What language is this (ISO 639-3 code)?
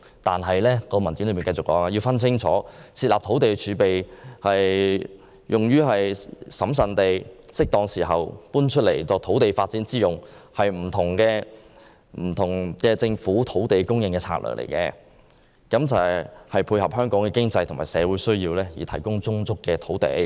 yue